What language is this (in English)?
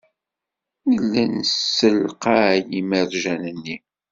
Kabyle